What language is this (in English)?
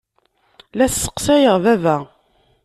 Kabyle